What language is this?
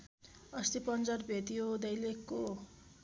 Nepali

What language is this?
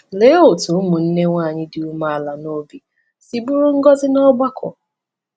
Igbo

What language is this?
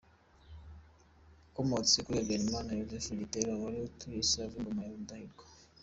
Kinyarwanda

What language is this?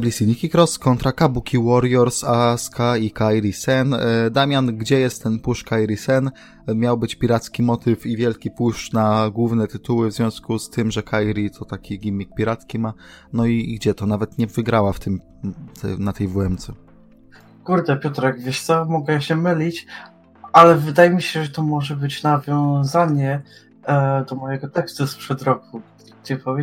Polish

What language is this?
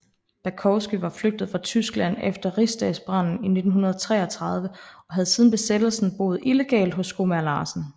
Danish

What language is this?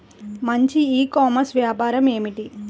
Telugu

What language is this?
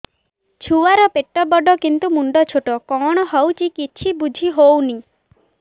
Odia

